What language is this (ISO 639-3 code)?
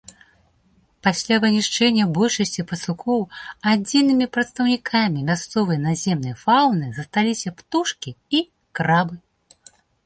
bel